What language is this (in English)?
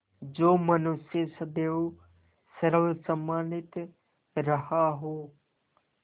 Hindi